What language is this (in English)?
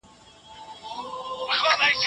Pashto